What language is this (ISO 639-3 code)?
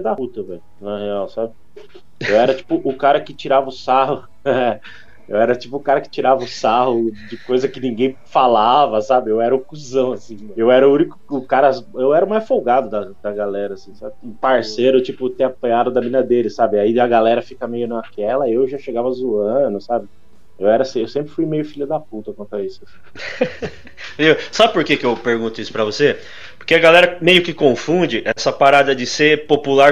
por